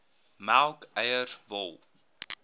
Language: Afrikaans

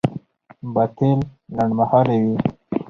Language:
Pashto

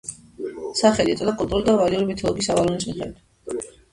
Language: Georgian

